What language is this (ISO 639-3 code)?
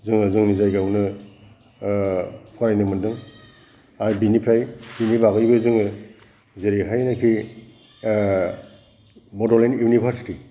brx